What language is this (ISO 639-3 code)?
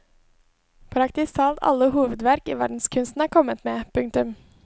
nor